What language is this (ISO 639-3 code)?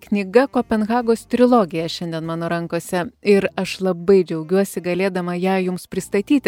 lit